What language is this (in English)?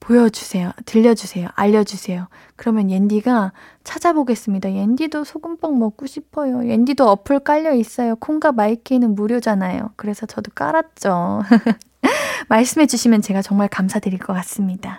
Korean